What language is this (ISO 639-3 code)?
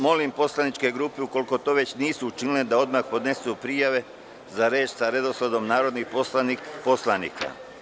srp